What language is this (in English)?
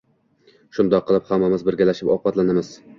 Uzbek